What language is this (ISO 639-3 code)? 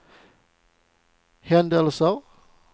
swe